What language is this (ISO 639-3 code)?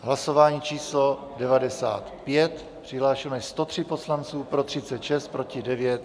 ces